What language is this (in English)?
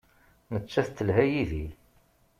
Kabyle